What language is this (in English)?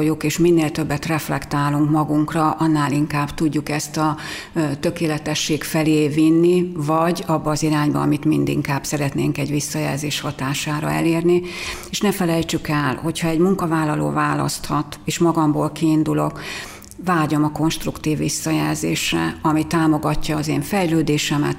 Hungarian